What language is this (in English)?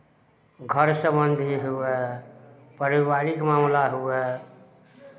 Maithili